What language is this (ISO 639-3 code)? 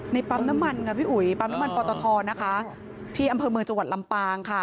tha